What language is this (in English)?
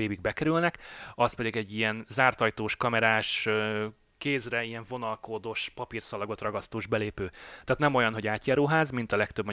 Hungarian